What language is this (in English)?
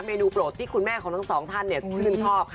Thai